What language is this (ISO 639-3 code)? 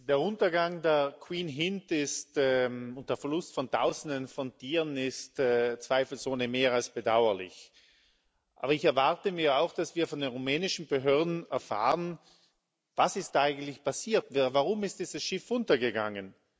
deu